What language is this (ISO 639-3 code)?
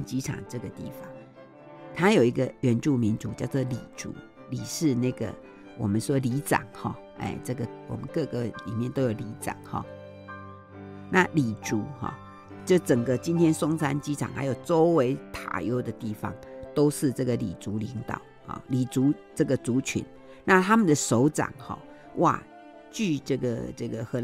zho